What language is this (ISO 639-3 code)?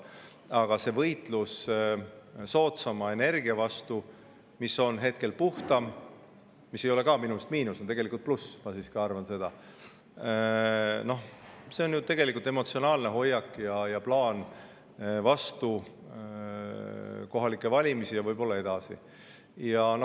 est